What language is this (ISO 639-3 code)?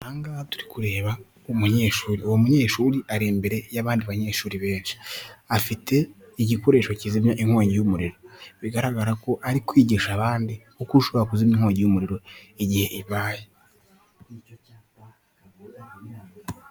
kin